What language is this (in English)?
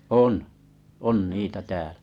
Finnish